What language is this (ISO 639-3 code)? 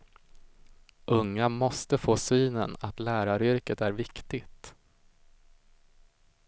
swe